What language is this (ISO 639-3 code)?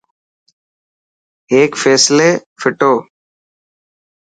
mki